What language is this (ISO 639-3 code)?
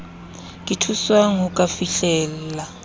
sot